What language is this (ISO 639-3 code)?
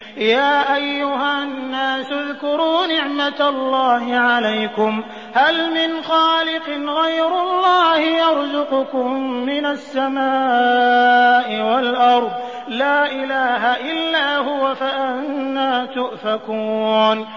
ara